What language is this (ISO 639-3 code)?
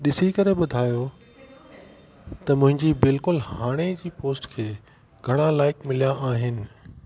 snd